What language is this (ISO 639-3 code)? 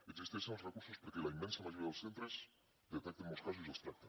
cat